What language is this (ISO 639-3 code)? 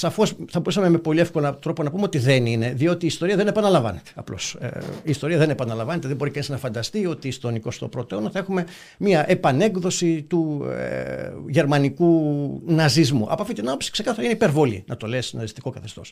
ell